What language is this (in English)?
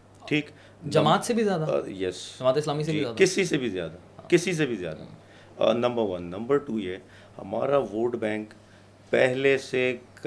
Urdu